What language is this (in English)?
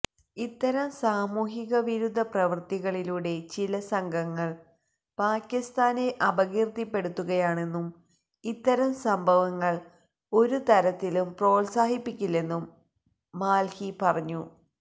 Malayalam